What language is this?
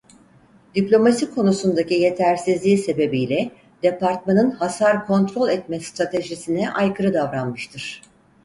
Turkish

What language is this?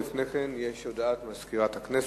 Hebrew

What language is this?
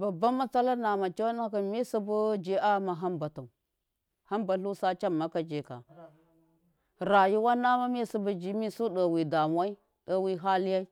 Miya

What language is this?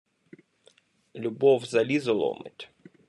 Ukrainian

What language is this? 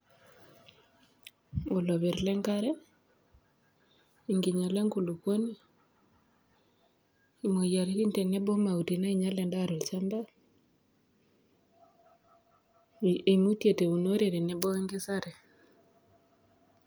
Masai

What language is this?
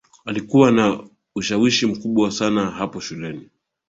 Swahili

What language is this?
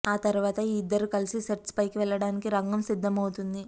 Telugu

